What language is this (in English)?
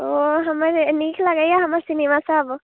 Maithili